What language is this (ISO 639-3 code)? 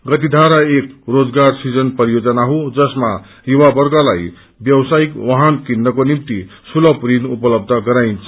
nep